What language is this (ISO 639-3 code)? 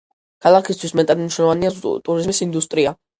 kat